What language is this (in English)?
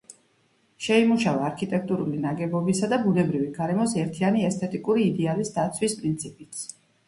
Georgian